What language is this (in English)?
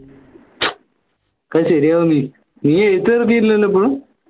Malayalam